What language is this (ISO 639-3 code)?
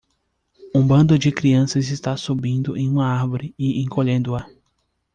por